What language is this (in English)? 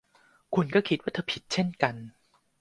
Thai